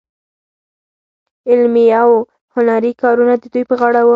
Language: Pashto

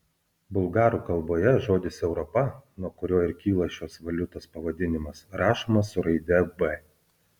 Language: Lithuanian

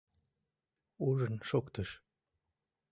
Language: Mari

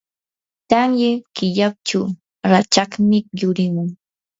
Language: Yanahuanca Pasco Quechua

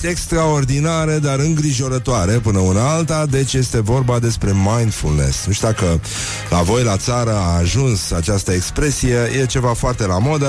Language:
Romanian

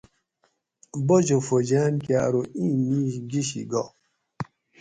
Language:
Gawri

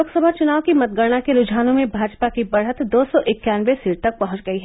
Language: Hindi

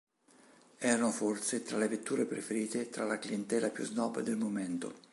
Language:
Italian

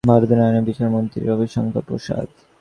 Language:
Bangla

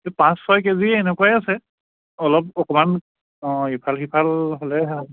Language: Assamese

